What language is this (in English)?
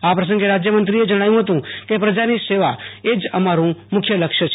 Gujarati